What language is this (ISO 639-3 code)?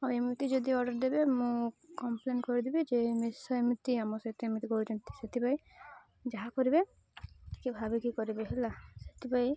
ori